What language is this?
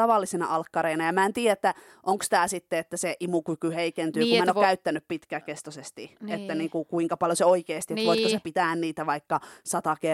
Finnish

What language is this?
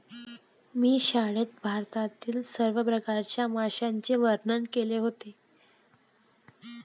Marathi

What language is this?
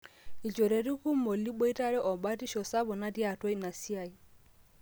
Masai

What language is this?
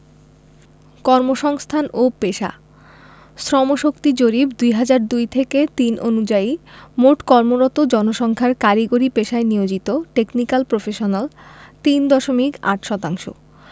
Bangla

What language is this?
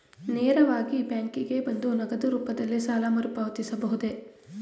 Kannada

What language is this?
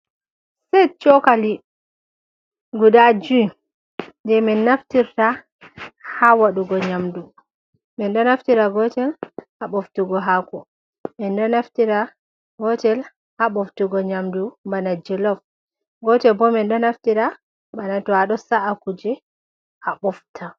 Fula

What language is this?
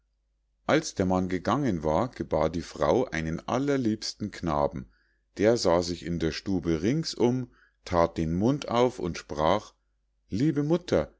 German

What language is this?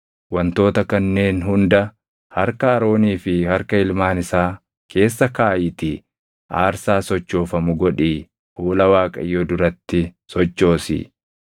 Oromo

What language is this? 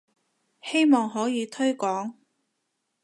Cantonese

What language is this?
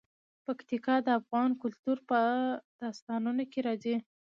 Pashto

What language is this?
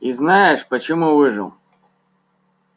Russian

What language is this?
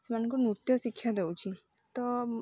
Odia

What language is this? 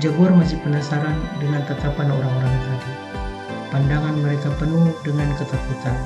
Indonesian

